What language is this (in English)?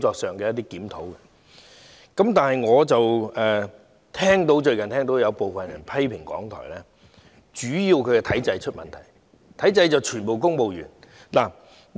Cantonese